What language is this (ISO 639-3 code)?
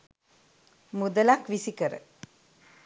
sin